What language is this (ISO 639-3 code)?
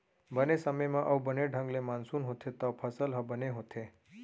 hne